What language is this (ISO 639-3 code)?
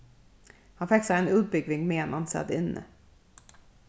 fao